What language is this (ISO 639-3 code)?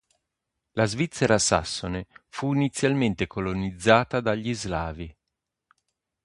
ita